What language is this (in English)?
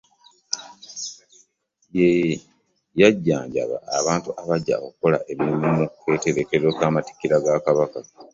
Ganda